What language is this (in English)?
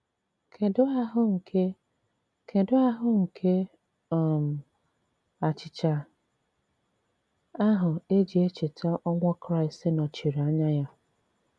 Igbo